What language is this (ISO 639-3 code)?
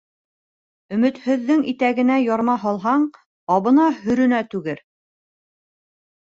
bak